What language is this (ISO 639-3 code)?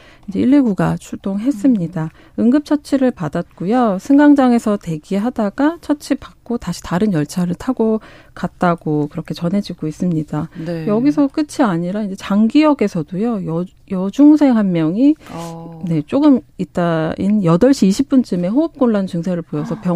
kor